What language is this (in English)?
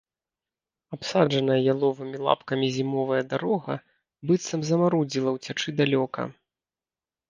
Belarusian